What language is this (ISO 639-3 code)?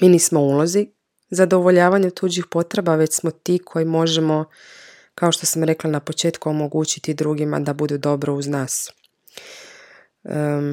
hrv